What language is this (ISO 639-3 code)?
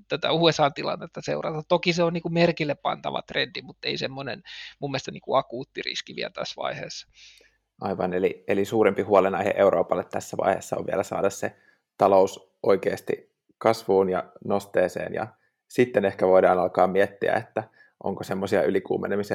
fin